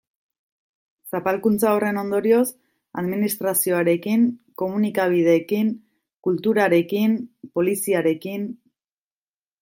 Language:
Basque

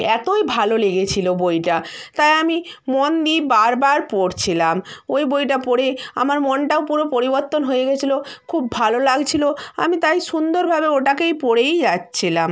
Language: Bangla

